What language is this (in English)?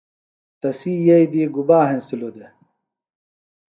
Phalura